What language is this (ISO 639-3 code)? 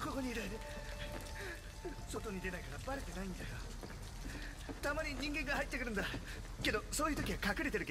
jpn